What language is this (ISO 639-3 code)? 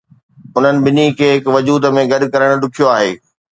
snd